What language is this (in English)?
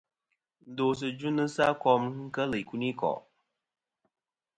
Kom